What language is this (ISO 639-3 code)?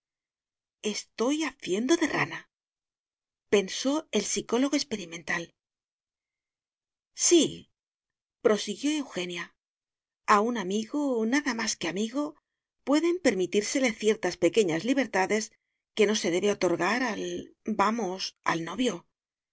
spa